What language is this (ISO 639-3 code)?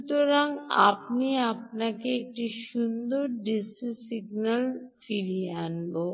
ben